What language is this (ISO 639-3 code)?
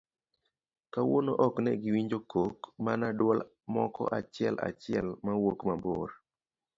luo